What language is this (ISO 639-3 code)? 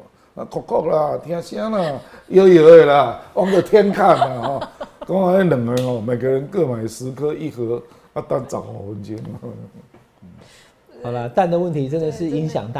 zho